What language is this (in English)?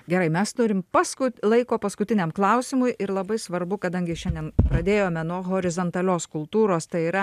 Lithuanian